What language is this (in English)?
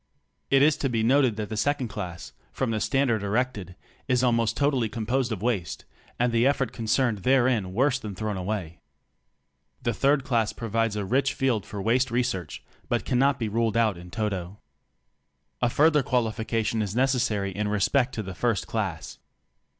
English